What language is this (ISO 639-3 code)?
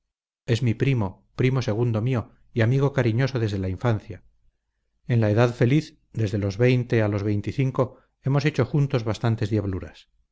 spa